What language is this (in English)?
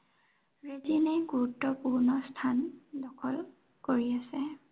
Assamese